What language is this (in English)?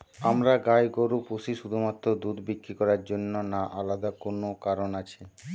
Bangla